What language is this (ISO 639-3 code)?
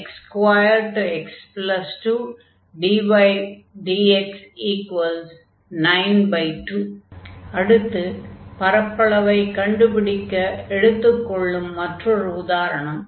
tam